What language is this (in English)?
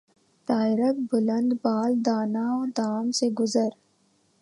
Urdu